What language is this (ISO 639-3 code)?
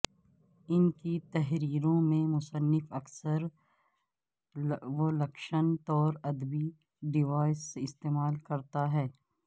urd